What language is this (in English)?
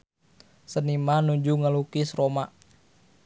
Sundanese